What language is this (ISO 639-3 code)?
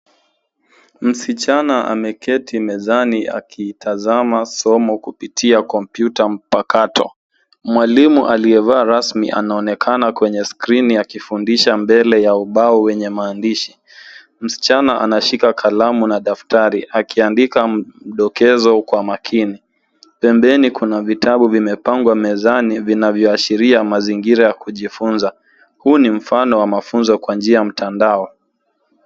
swa